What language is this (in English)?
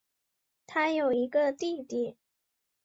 Chinese